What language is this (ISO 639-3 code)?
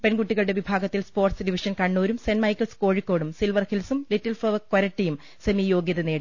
mal